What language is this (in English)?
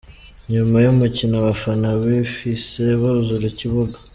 Kinyarwanda